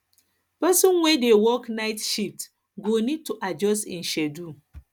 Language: Nigerian Pidgin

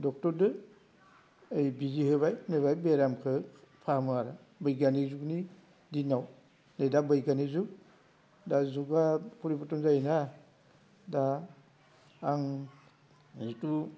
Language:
Bodo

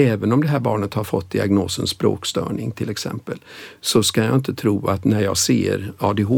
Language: Swedish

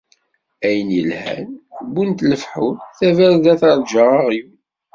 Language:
Kabyle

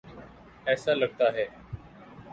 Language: Urdu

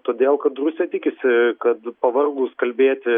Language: Lithuanian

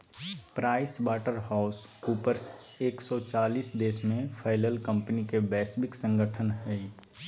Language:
Magahi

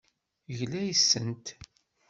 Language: Kabyle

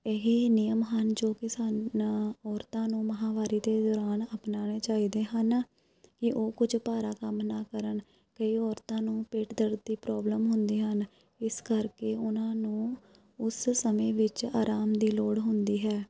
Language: Punjabi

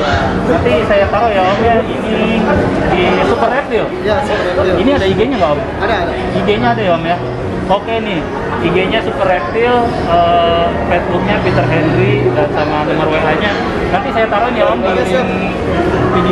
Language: Indonesian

